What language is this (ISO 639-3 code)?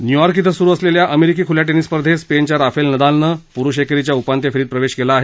mar